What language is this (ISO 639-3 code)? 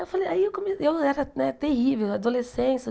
por